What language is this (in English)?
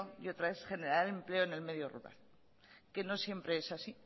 Spanish